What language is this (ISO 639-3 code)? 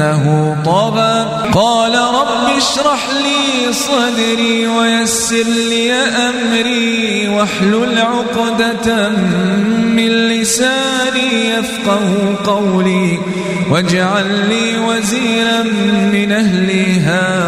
ara